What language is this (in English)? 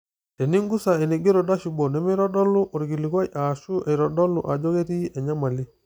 Masai